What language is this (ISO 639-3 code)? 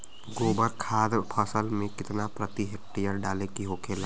bho